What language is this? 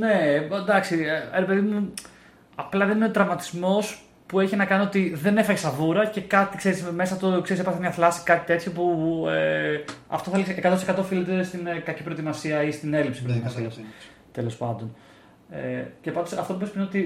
Greek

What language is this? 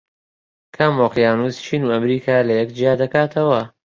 Central Kurdish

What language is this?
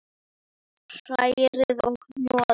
Icelandic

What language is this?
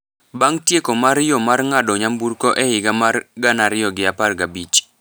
Luo (Kenya and Tanzania)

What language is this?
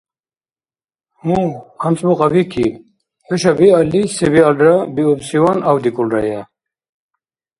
Dargwa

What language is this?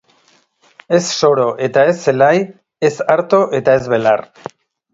Basque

